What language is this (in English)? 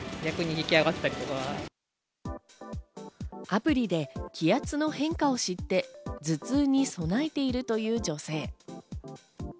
Japanese